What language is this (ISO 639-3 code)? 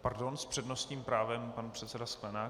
ces